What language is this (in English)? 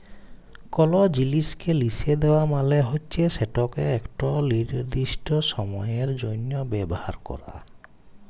Bangla